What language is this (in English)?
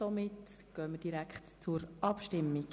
Swiss German